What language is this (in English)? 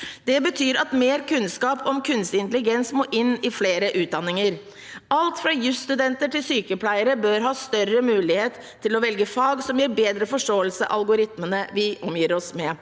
Norwegian